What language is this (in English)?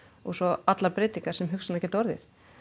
Icelandic